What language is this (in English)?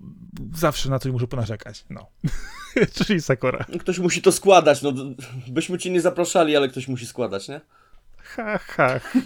Polish